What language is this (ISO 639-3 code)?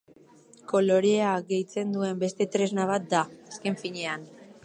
eus